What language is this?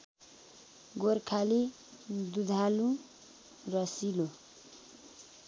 Nepali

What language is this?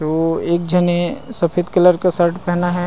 Chhattisgarhi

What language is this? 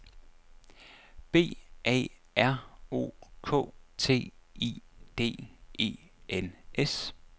Danish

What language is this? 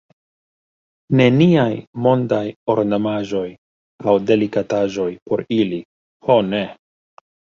Esperanto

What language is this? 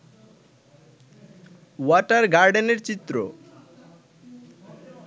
Bangla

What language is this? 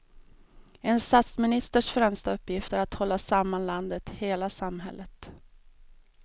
Swedish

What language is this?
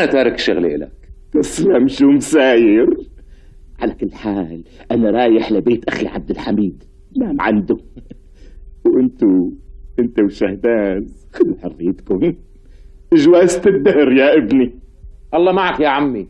Arabic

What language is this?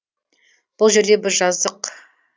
Kazakh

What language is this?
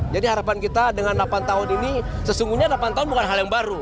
Indonesian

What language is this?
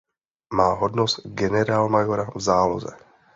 Czech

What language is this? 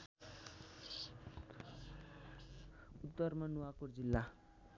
Nepali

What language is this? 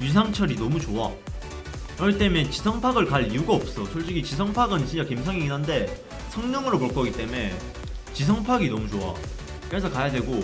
Korean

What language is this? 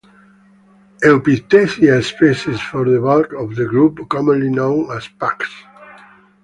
English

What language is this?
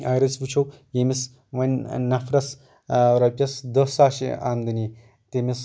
Kashmiri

